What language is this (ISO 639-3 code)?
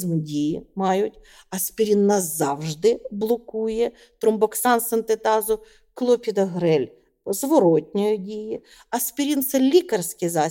ukr